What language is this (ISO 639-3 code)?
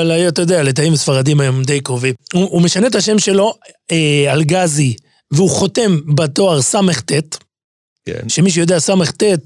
heb